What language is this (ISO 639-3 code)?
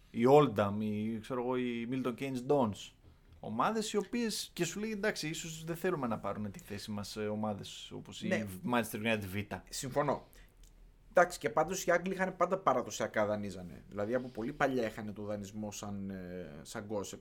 ell